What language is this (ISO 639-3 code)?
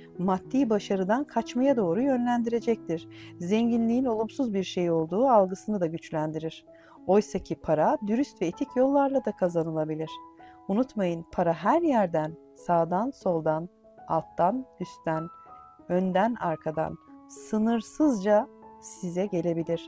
tur